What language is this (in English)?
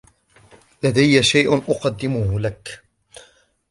Arabic